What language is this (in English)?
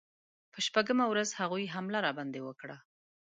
Pashto